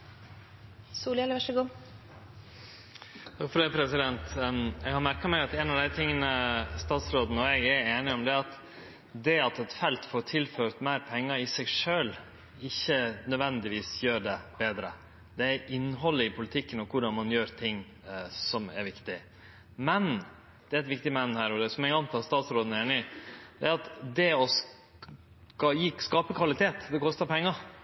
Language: Norwegian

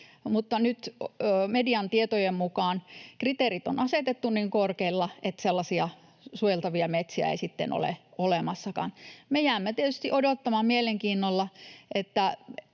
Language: Finnish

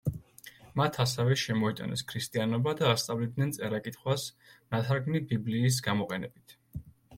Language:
Georgian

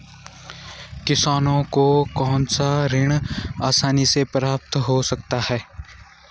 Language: Hindi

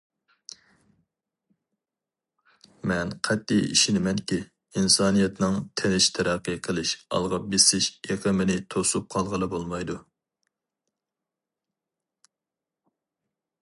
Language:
Uyghur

